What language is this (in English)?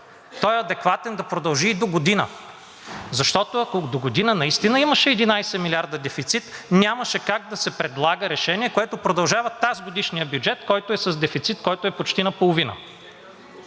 Bulgarian